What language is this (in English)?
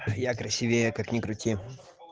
Russian